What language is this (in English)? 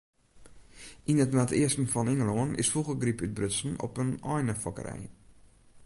Western Frisian